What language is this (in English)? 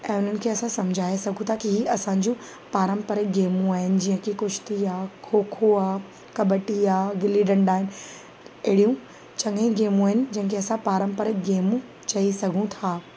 Sindhi